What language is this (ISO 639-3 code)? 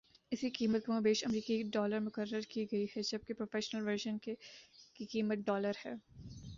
urd